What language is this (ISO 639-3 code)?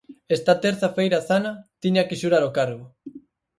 glg